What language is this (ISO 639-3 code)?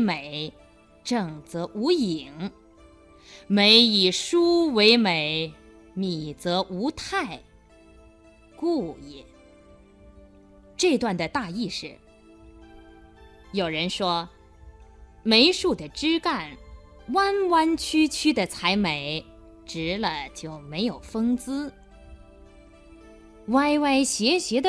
zho